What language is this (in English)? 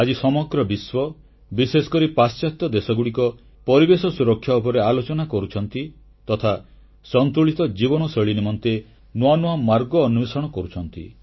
Odia